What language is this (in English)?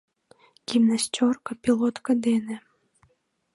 Mari